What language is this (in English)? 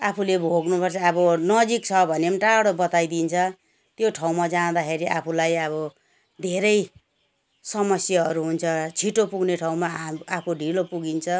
Nepali